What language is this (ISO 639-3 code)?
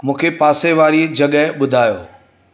snd